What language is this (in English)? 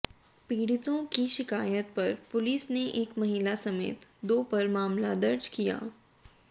Hindi